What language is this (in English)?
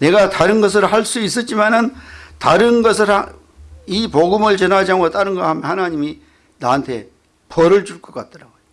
Korean